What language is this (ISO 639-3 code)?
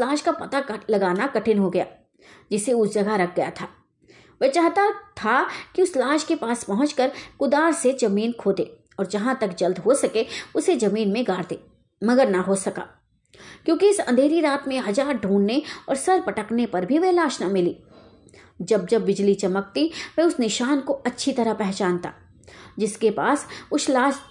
hin